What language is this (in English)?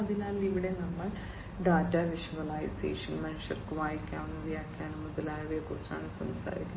Malayalam